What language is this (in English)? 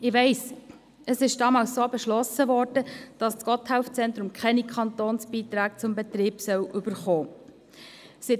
Swiss German